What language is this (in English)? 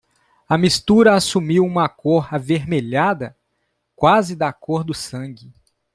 Portuguese